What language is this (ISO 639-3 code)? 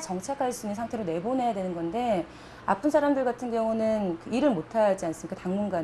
kor